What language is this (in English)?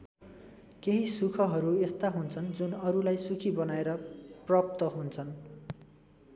Nepali